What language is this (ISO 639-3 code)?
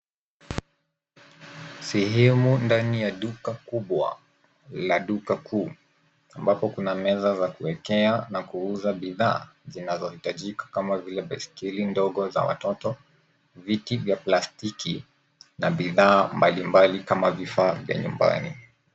swa